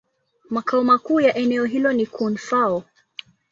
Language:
Swahili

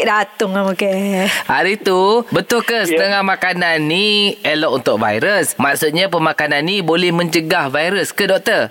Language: Malay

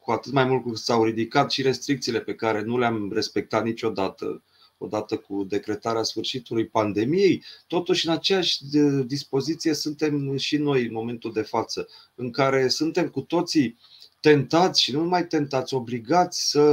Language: Romanian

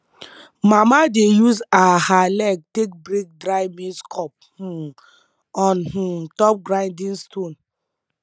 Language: Nigerian Pidgin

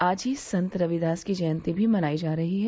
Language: Hindi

